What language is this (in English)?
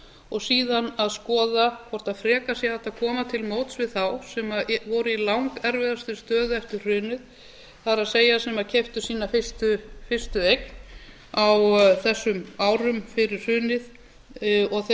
Icelandic